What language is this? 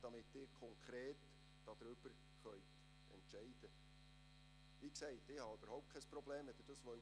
Swiss German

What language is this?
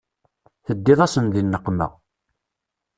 Kabyle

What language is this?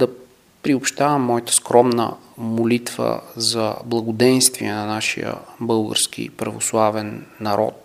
Bulgarian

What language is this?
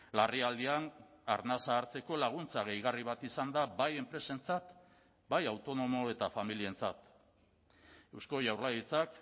Basque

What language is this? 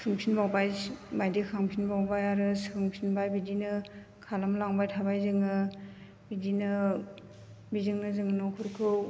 Bodo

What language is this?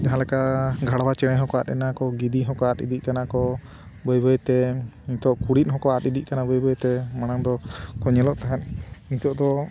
Santali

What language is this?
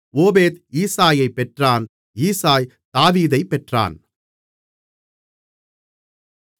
Tamil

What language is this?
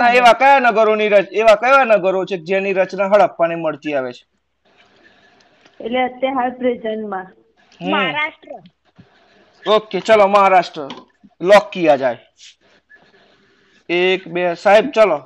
Gujarati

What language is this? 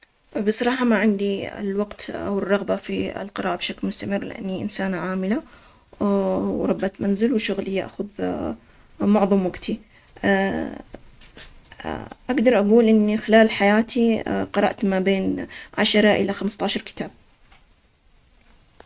Omani Arabic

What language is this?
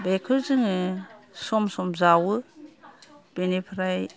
Bodo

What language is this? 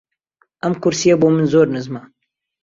Central Kurdish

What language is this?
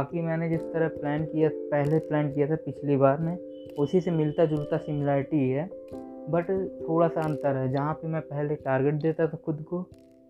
Hindi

